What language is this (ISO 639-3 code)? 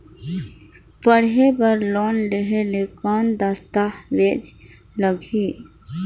hne